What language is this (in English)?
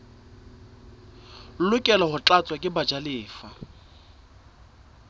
Southern Sotho